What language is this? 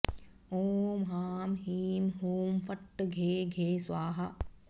Sanskrit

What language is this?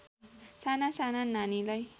Nepali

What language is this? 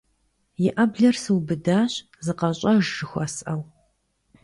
Kabardian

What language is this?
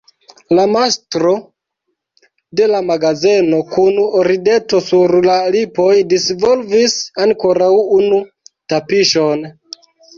Esperanto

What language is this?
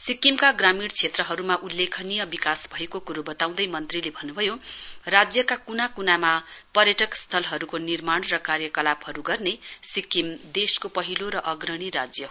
Nepali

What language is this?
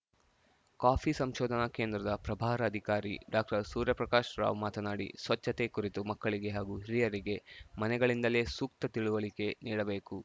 Kannada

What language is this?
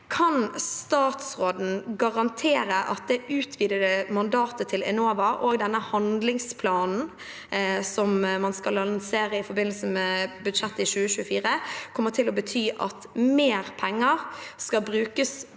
Norwegian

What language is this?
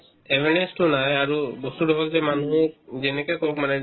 Assamese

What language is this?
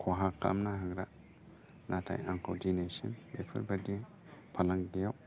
Bodo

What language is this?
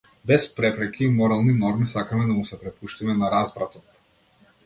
Macedonian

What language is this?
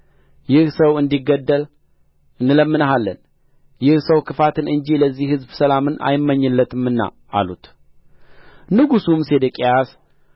Amharic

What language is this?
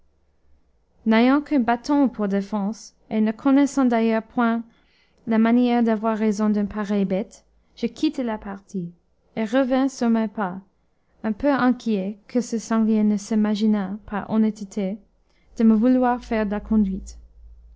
French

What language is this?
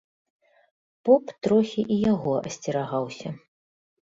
Belarusian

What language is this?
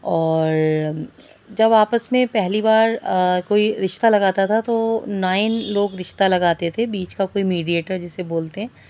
Urdu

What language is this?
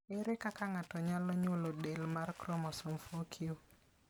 Luo (Kenya and Tanzania)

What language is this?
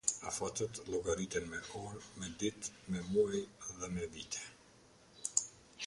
Albanian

